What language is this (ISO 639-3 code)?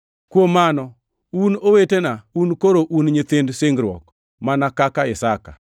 luo